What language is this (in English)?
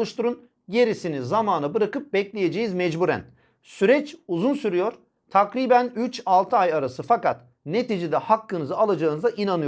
Turkish